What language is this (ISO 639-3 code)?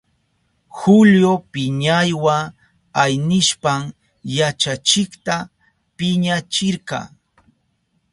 qup